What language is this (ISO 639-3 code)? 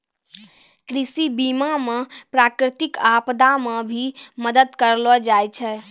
mai